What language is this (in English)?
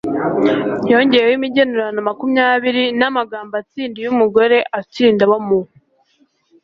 Kinyarwanda